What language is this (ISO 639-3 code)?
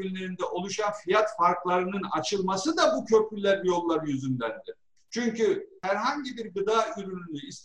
tur